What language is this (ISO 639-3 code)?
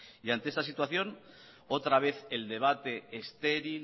spa